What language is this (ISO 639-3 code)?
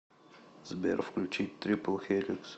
rus